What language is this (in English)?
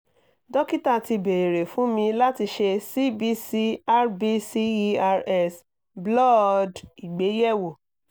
Yoruba